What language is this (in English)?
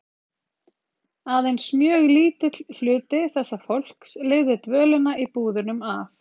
Icelandic